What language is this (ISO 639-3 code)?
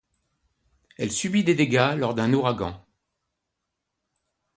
fra